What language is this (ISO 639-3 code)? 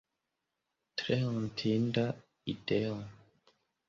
epo